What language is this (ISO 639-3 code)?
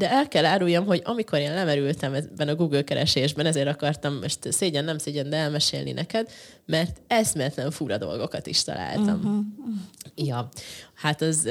hun